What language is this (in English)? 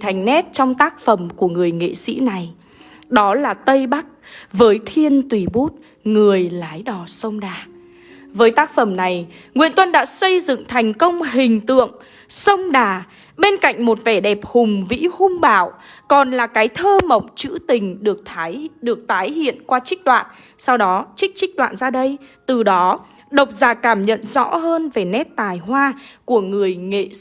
Vietnamese